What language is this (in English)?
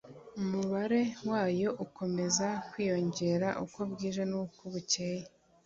Kinyarwanda